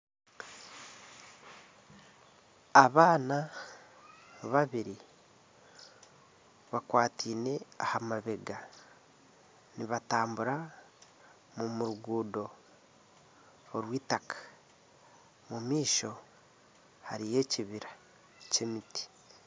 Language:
Nyankole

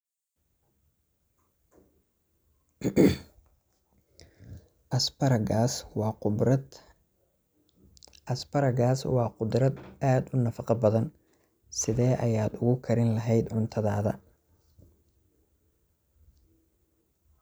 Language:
Somali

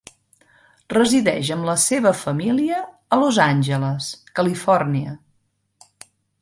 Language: Catalan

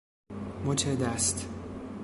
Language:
Persian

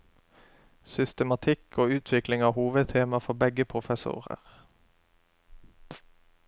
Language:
Norwegian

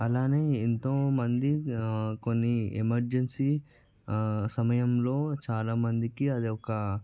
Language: Telugu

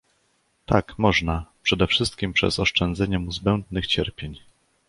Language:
Polish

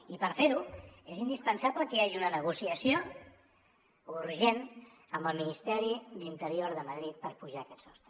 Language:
Catalan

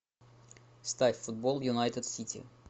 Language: Russian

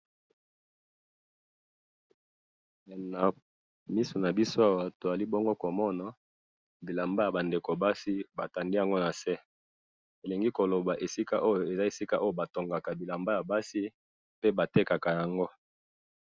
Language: Lingala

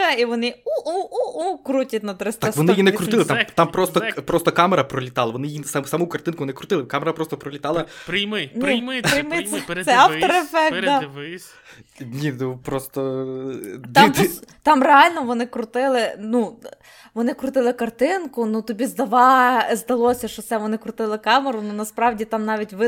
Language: Ukrainian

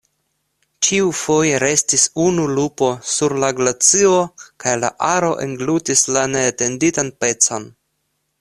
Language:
Esperanto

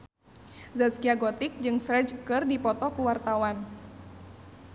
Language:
Sundanese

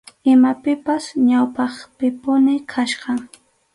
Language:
Arequipa-La Unión Quechua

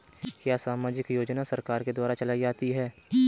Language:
Hindi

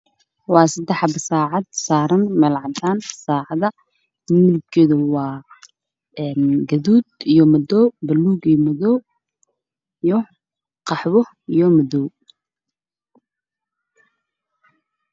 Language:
Somali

